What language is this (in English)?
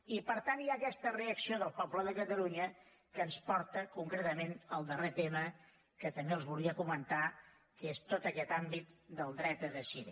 Catalan